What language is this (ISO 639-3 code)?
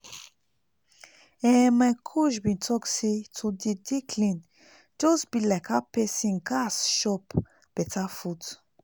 pcm